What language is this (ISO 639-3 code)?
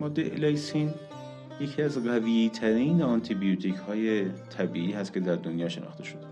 fas